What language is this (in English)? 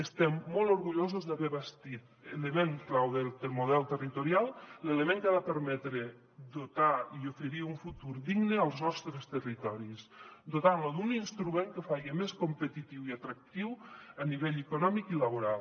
Catalan